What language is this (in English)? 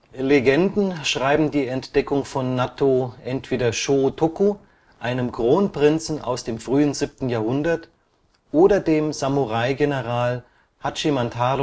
German